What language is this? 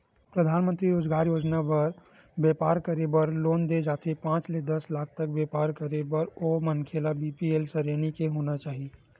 Chhattisgarhi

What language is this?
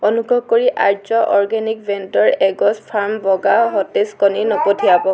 Assamese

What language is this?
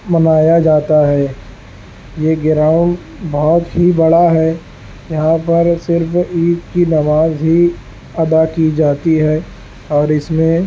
Urdu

